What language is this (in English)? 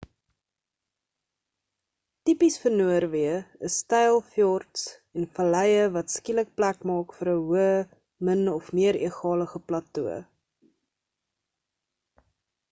Afrikaans